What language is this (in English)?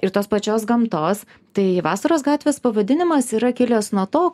Lithuanian